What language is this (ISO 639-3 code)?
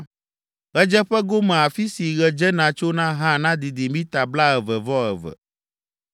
ewe